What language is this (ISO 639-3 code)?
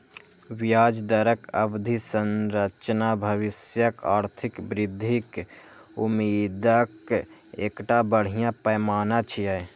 mai